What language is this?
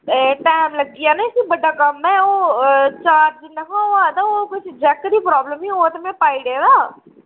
Dogri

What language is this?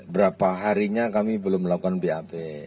Indonesian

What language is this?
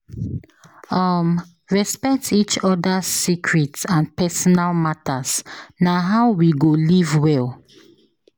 Nigerian Pidgin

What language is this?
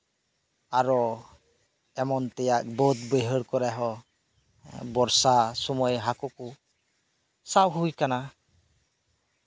Santali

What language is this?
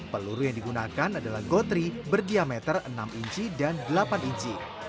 Indonesian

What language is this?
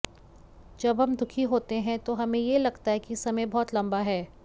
Hindi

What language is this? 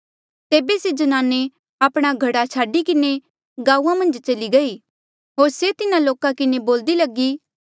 Mandeali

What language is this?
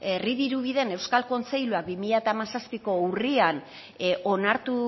Basque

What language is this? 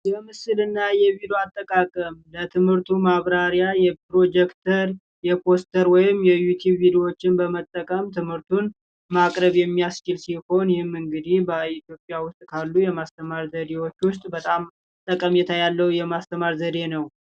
Amharic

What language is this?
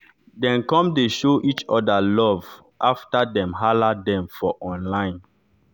Nigerian Pidgin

